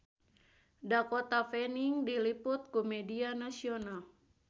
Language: Sundanese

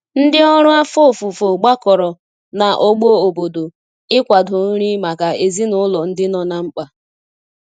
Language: Igbo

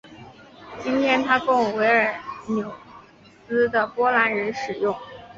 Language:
Chinese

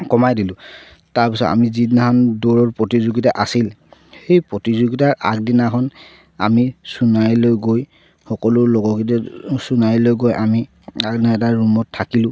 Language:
Assamese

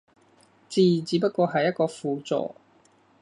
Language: Cantonese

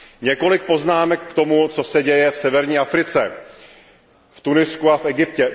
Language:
Czech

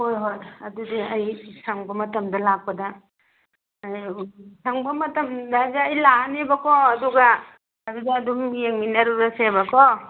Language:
Manipuri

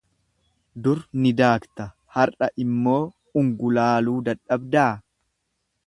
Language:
Oromo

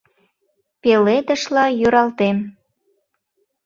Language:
Mari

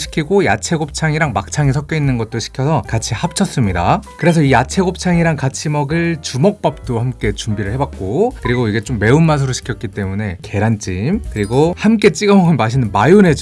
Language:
Korean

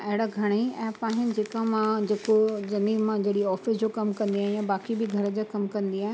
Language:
Sindhi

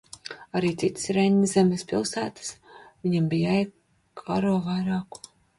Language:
Latvian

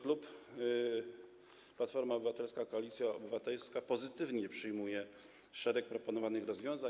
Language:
Polish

